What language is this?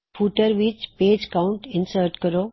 Punjabi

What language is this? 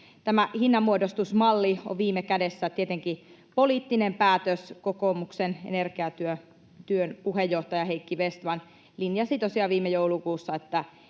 Finnish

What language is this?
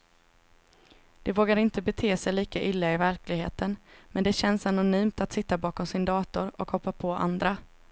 Swedish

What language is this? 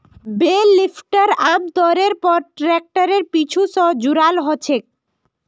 Magahi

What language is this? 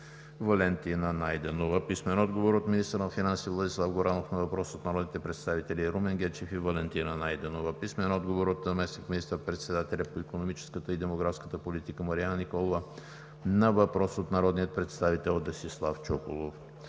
Bulgarian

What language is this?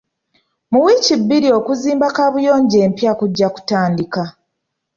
Ganda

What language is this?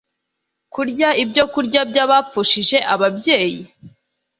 Kinyarwanda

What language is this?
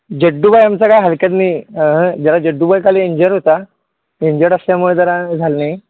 Marathi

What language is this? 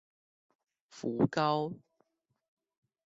Chinese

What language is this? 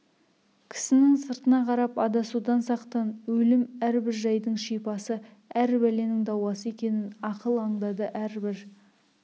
Kazakh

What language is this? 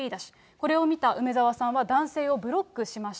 Japanese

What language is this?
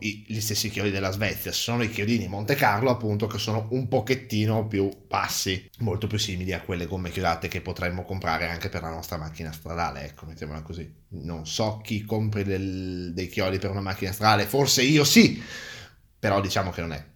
Italian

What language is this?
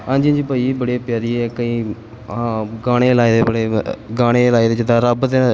Punjabi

